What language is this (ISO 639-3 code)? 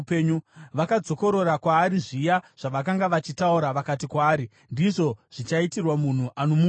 sna